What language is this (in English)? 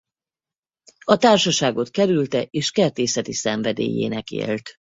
Hungarian